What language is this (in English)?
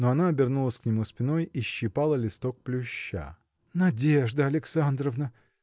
Russian